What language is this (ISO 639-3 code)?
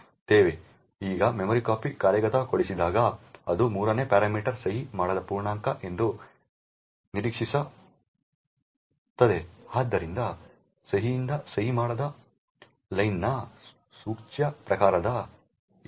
kan